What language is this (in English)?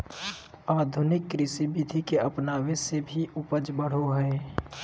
Magahi